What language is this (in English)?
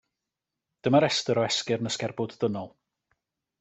Welsh